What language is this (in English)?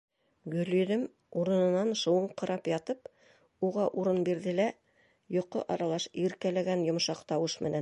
Bashkir